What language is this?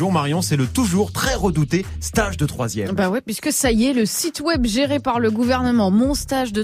French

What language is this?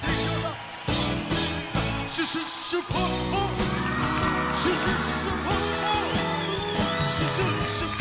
Japanese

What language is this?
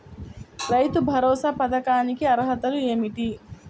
Telugu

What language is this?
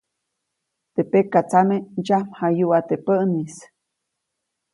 Copainalá Zoque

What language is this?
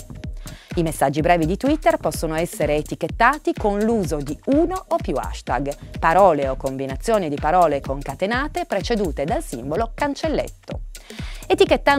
Italian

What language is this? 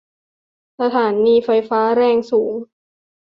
Thai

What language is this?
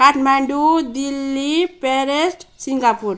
Nepali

